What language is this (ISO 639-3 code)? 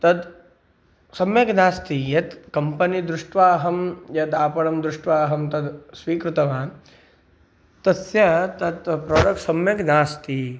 san